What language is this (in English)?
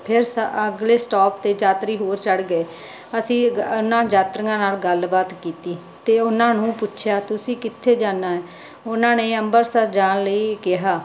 Punjabi